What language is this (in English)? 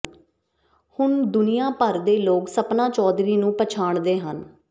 Punjabi